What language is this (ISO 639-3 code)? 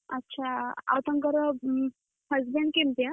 ori